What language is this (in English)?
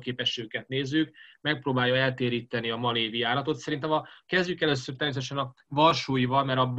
Hungarian